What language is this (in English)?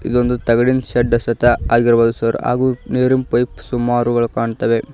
Kannada